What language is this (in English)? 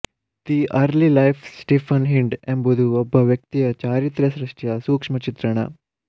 Kannada